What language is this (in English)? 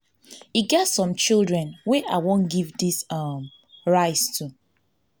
Nigerian Pidgin